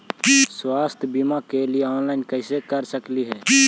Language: Magahi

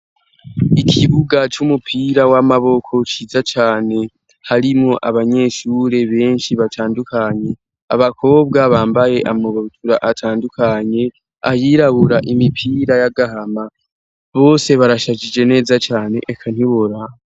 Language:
Rundi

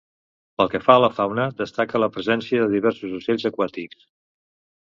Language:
Catalan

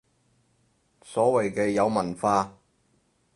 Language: Cantonese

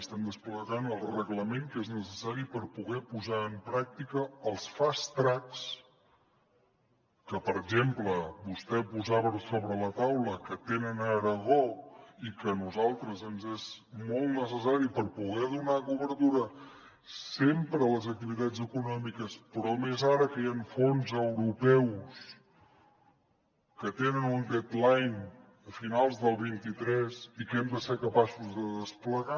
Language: Catalan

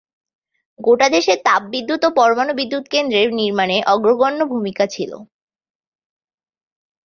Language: Bangla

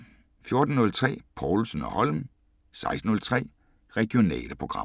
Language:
Danish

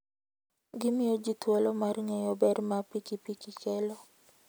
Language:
Luo (Kenya and Tanzania)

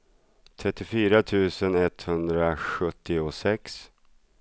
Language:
Swedish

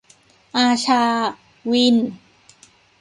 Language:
Thai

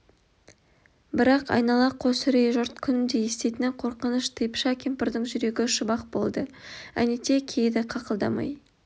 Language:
Kazakh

